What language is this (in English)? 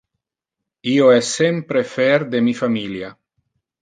Interlingua